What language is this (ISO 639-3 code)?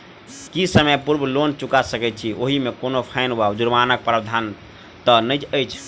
mai